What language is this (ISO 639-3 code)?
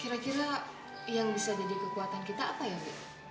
ind